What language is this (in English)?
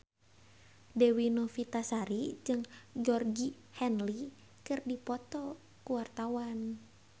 Sundanese